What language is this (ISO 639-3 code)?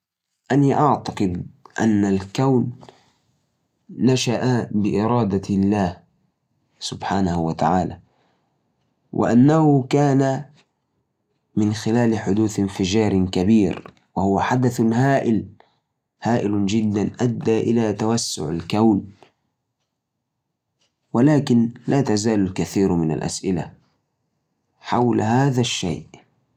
ars